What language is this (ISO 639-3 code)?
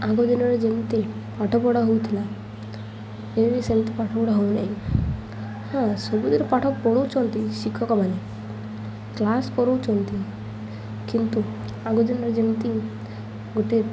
ori